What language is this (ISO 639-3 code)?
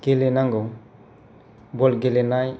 brx